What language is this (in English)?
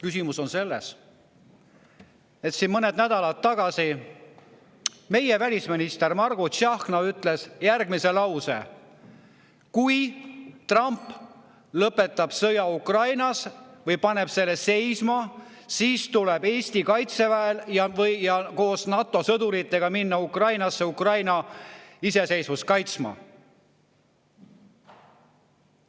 Estonian